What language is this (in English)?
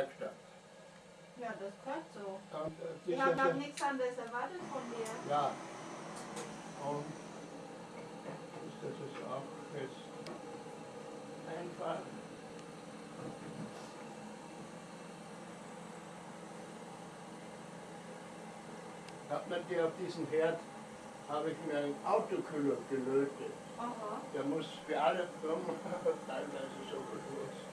German